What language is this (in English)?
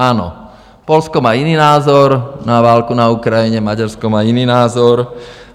Czech